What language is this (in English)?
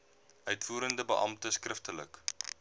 Afrikaans